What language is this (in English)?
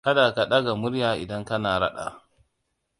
Hausa